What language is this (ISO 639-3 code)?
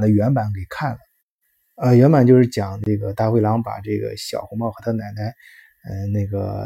zho